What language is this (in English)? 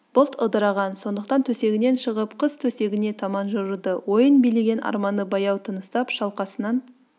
Kazakh